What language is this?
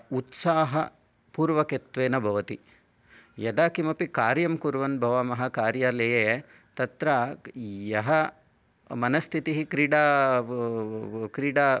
Sanskrit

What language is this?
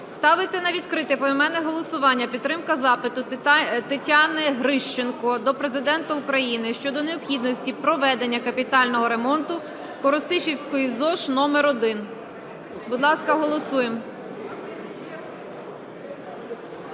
Ukrainian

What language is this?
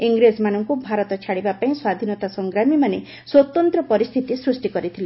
Odia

